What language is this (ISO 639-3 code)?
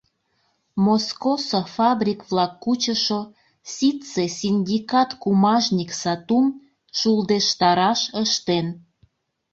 chm